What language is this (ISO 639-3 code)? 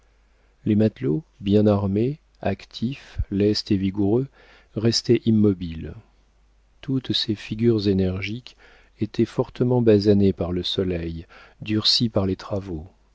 fra